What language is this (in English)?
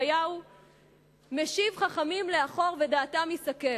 Hebrew